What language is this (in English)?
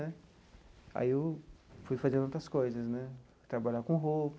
Portuguese